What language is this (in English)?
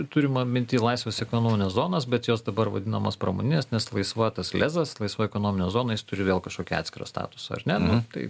Lithuanian